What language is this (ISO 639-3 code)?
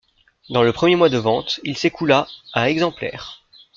fra